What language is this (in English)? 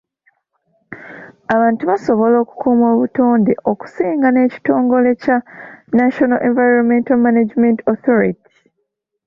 Ganda